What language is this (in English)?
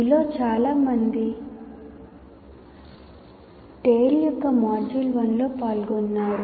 Telugu